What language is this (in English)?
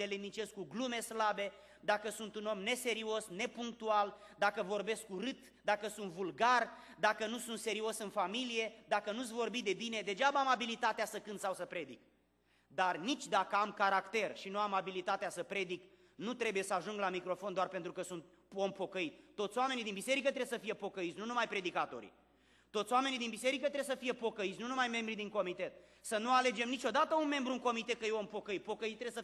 Romanian